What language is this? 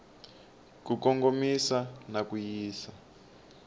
Tsonga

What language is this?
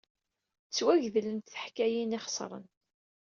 Kabyle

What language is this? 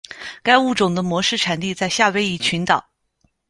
Chinese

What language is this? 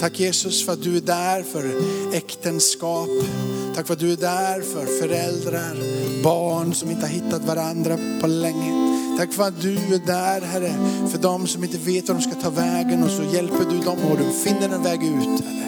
Swedish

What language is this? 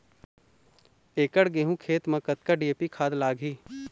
Chhattisgarhi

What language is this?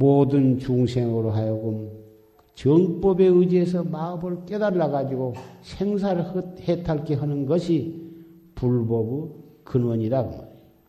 Korean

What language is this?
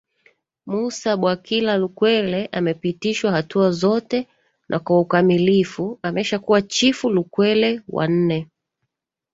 Swahili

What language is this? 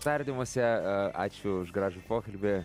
Lithuanian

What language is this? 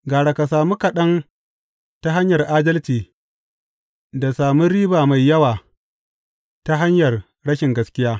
Hausa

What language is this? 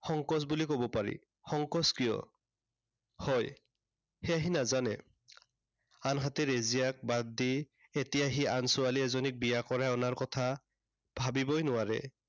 Assamese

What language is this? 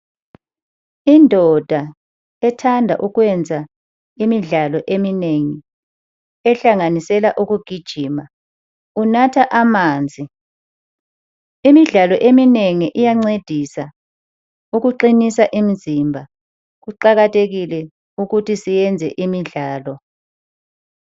North Ndebele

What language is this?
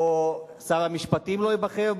Hebrew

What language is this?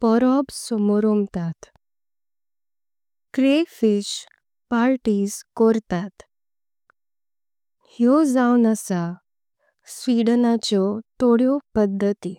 Konkani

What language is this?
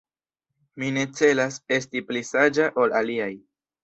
Esperanto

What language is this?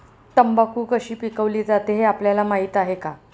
Marathi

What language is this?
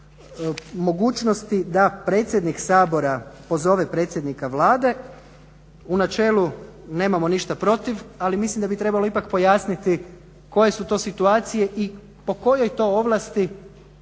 Croatian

